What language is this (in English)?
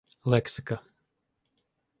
Ukrainian